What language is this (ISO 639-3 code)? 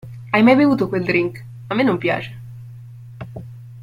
ita